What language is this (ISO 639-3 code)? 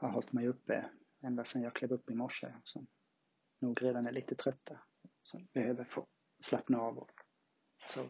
swe